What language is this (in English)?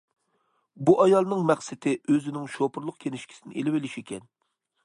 Uyghur